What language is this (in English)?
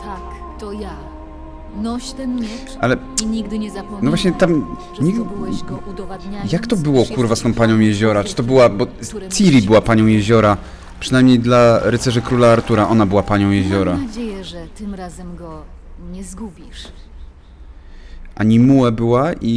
Polish